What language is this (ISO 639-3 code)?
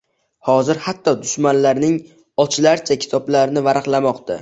uzb